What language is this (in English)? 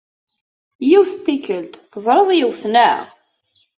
Kabyle